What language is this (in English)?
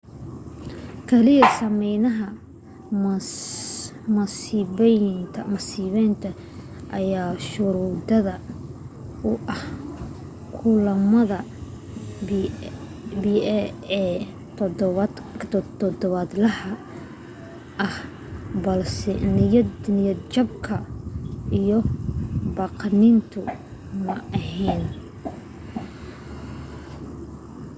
Somali